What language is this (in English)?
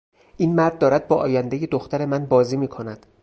Persian